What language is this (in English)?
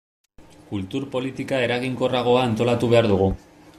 Basque